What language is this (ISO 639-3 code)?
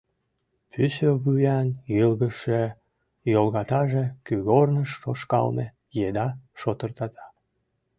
chm